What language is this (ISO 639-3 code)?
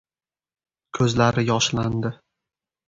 uzb